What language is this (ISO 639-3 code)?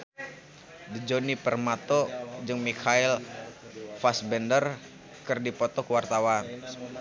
sun